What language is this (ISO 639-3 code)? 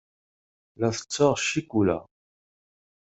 kab